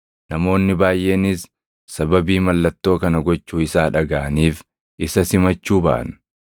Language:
Oromo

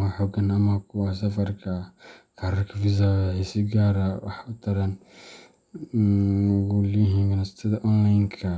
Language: Somali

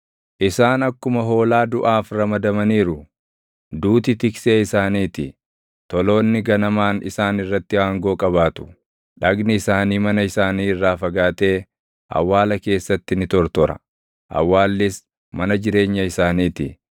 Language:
Oromo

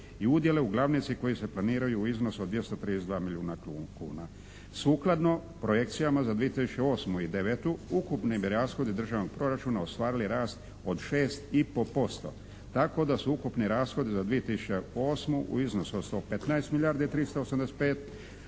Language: Croatian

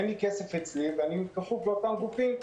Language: Hebrew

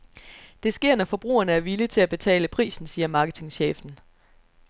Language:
Danish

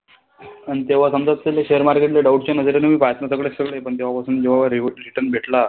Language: Marathi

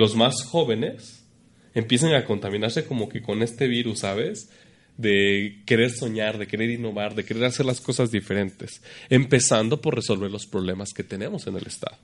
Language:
Spanish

